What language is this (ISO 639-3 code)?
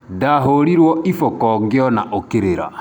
kik